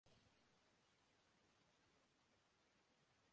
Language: Urdu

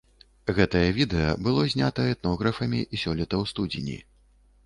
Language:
Belarusian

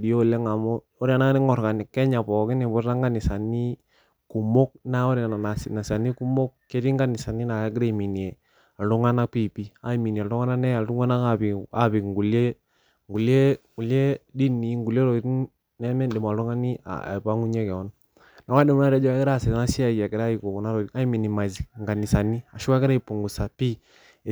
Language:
Masai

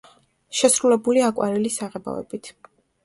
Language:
Georgian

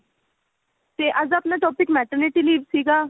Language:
Punjabi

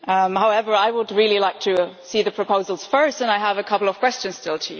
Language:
English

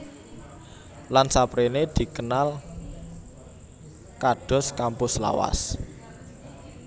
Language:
Javanese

